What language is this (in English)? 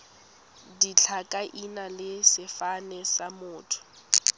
Tswana